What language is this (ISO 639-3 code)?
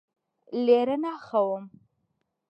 ckb